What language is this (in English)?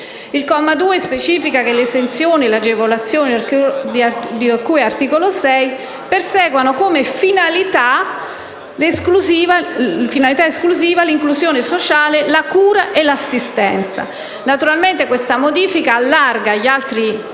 Italian